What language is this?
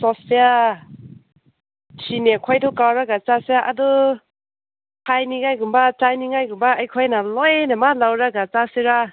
Manipuri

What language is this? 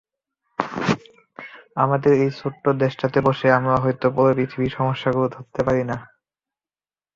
Bangla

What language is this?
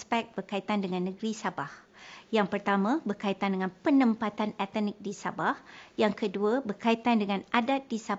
Malay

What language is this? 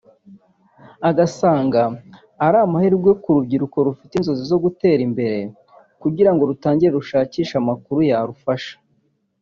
Kinyarwanda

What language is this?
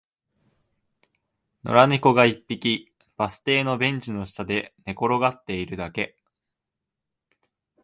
Japanese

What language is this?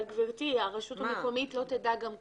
Hebrew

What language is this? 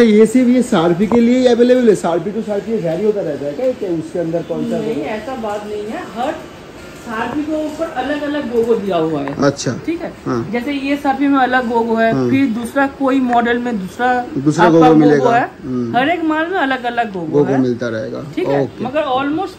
Hindi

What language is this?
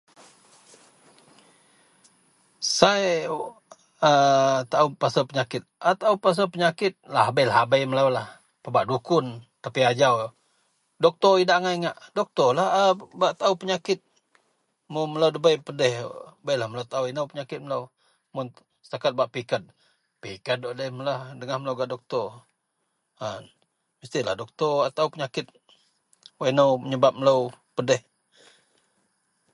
Central Melanau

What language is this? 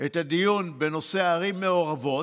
Hebrew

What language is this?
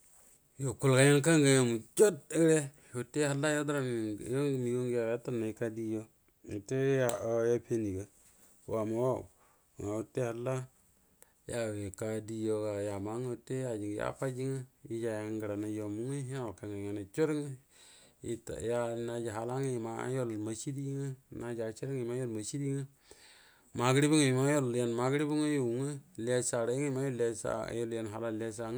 Buduma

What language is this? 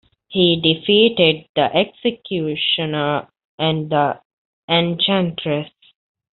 English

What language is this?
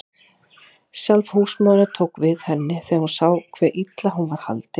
Icelandic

